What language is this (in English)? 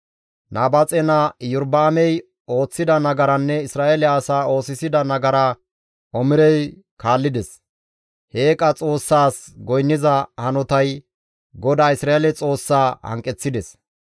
Gamo